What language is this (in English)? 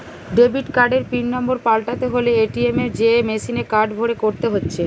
Bangla